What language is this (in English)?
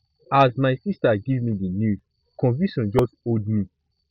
Nigerian Pidgin